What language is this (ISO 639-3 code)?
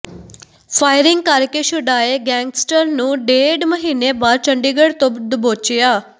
pan